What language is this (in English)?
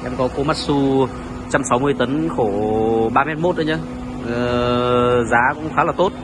Vietnamese